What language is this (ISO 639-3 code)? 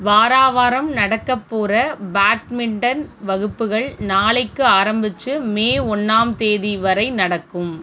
tam